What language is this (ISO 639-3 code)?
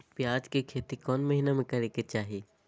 mag